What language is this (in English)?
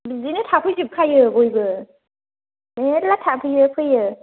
Bodo